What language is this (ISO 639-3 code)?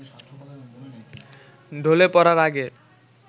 ben